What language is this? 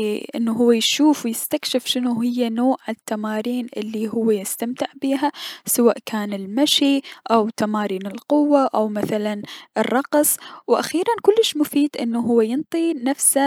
Mesopotamian Arabic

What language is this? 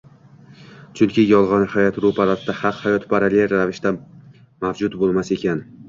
Uzbek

